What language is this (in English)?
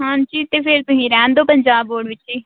Punjabi